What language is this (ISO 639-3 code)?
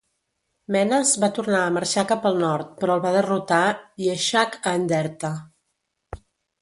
cat